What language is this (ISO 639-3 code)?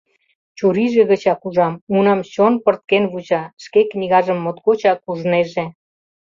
chm